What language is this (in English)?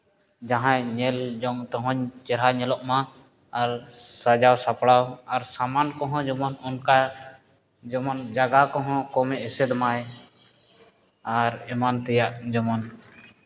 Santali